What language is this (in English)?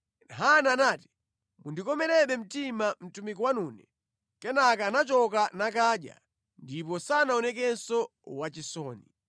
Nyanja